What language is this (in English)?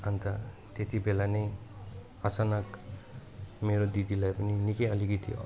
Nepali